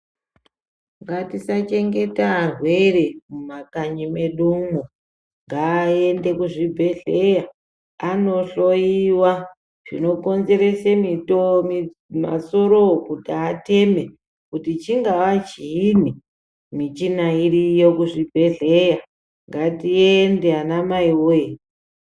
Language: Ndau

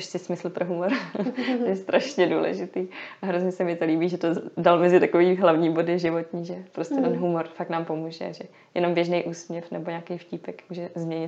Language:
Czech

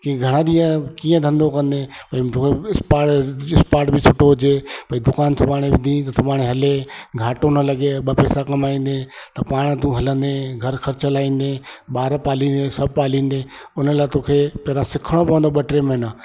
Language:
Sindhi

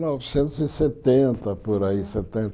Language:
Portuguese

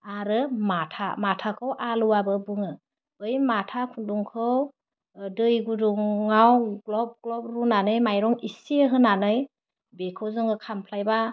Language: Bodo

